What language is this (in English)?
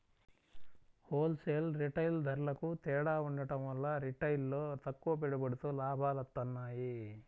Telugu